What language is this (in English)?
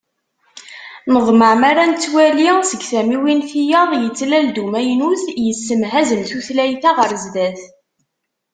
Kabyle